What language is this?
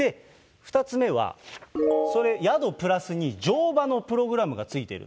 Japanese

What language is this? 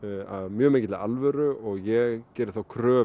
Icelandic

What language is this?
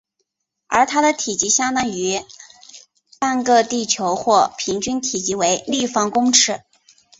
Chinese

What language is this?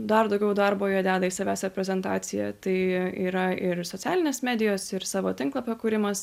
Lithuanian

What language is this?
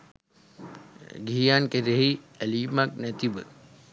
Sinhala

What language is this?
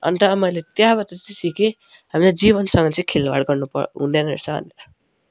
Nepali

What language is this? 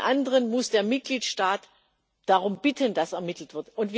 German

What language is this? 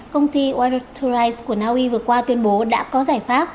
Vietnamese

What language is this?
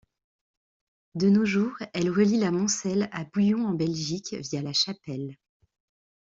French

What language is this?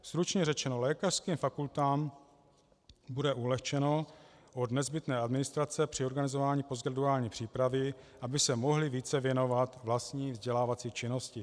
Czech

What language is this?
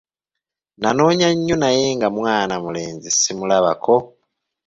Ganda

